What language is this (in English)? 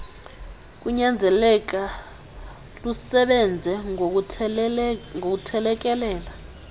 Xhosa